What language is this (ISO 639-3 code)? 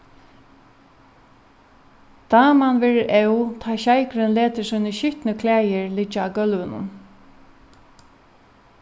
fao